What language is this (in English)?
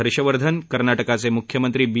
Marathi